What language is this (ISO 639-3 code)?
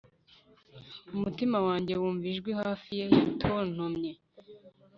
kin